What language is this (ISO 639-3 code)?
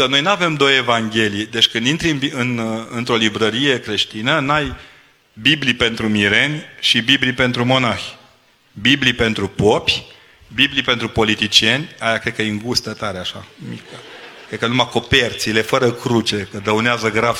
ron